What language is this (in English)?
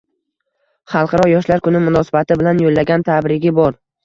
Uzbek